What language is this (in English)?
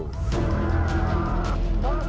Indonesian